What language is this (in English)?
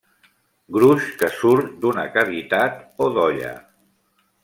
Catalan